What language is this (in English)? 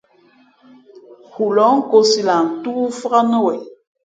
Fe'fe'